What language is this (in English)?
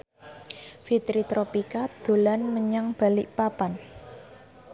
Javanese